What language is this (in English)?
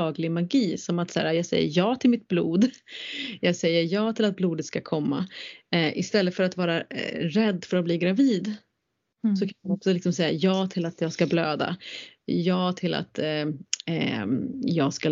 Swedish